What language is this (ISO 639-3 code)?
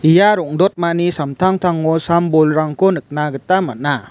grt